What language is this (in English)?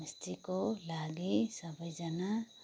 Nepali